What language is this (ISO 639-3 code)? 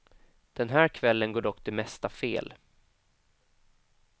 swe